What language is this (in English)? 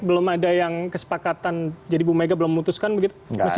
Indonesian